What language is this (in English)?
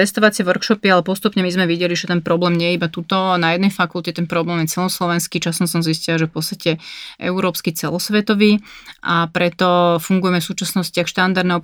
Slovak